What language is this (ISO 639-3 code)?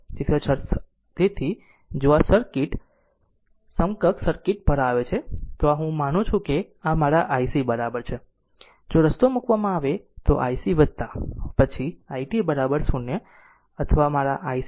guj